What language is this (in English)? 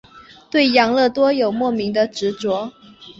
Chinese